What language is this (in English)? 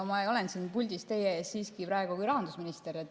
Estonian